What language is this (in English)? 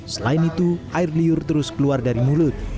Indonesian